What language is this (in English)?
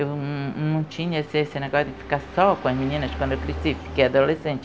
Portuguese